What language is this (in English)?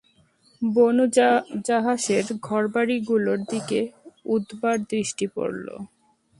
Bangla